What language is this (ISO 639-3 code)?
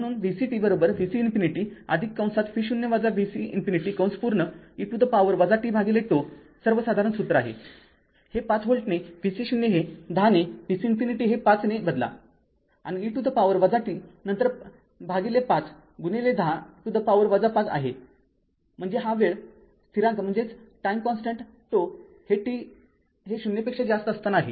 mar